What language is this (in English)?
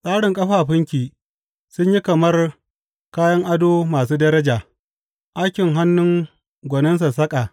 Hausa